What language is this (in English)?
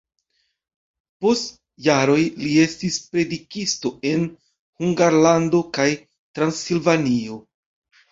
Esperanto